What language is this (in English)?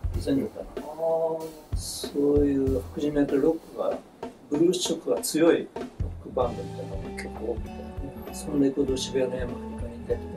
Japanese